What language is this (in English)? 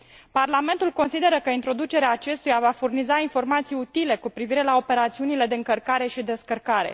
Romanian